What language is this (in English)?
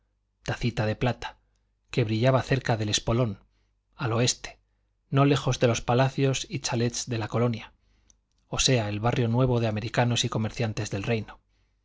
Spanish